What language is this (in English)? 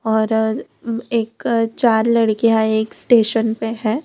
Hindi